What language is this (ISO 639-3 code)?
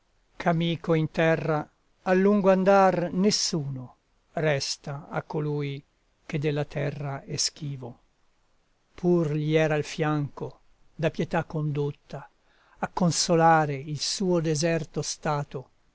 ita